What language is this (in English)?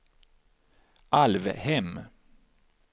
Swedish